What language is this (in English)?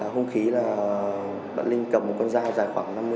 Vietnamese